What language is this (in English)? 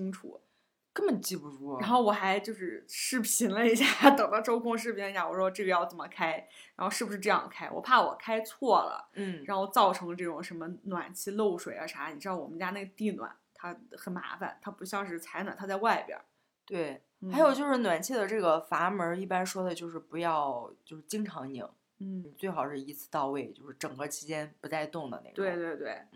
Chinese